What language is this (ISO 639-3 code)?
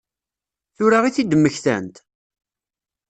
kab